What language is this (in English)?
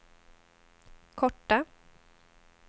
Swedish